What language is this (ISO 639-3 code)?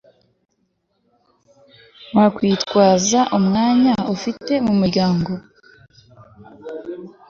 kin